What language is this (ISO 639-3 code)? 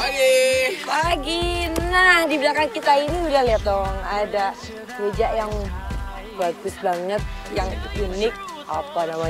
ind